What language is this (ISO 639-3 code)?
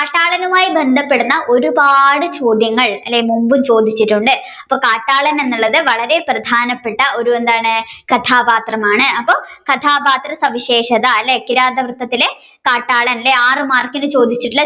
mal